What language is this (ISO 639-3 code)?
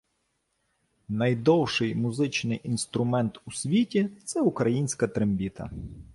ukr